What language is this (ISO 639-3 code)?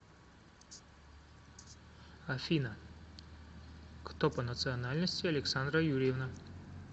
rus